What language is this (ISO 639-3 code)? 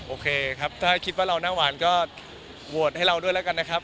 tha